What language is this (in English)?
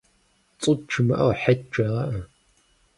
Kabardian